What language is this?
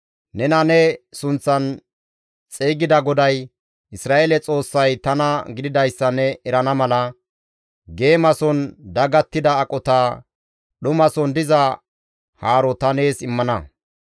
Gamo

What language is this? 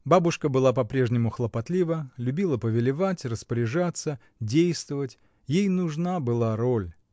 Russian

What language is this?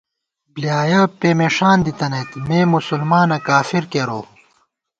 Gawar-Bati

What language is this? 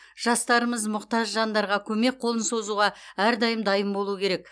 Kazakh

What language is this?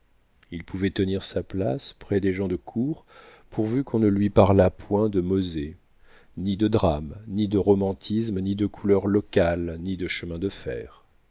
French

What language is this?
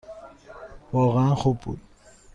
Persian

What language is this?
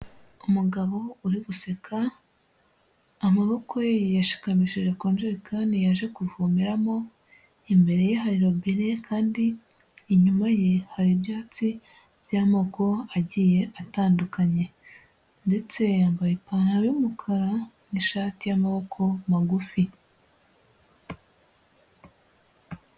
Kinyarwanda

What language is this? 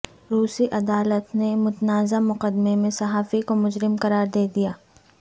Urdu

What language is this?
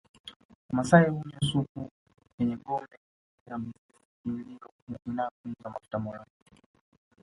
Swahili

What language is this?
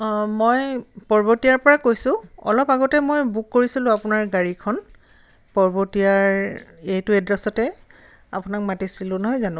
Assamese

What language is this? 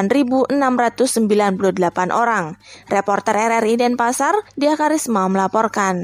Indonesian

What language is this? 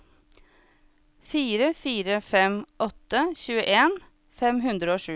Norwegian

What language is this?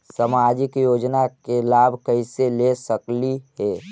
Magahi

